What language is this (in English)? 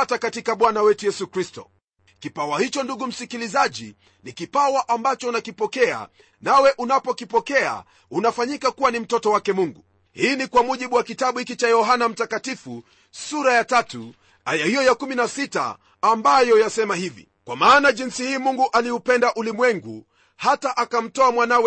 Swahili